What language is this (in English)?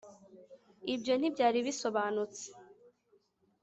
Kinyarwanda